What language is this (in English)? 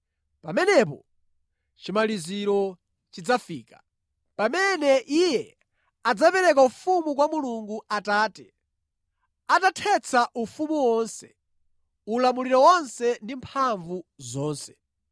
Nyanja